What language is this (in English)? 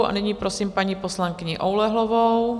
Czech